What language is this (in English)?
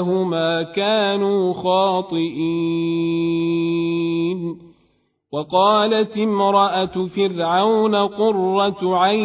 Arabic